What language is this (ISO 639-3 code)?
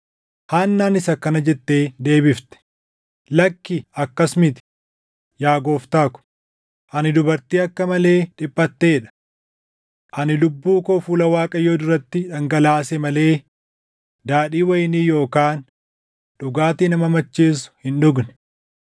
orm